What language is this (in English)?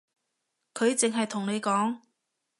Cantonese